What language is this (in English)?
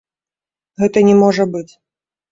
Belarusian